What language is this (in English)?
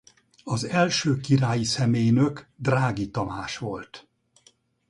Hungarian